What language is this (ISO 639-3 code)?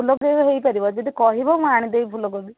ori